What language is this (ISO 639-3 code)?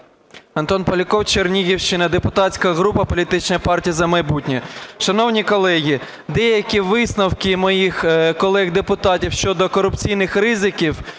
ukr